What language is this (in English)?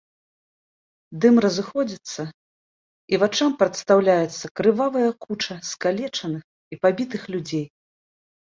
Belarusian